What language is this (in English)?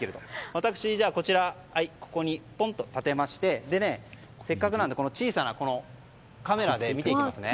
Japanese